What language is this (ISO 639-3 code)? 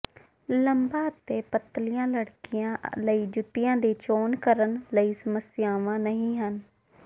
pan